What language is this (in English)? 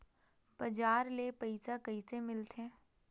Chhattisgarhi